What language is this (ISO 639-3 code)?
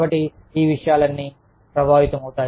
tel